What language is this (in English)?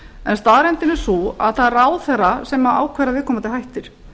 Icelandic